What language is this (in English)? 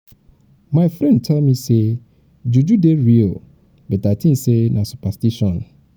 Nigerian Pidgin